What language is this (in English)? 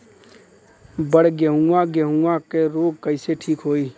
Bhojpuri